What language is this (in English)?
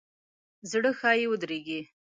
Pashto